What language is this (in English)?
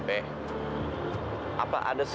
Indonesian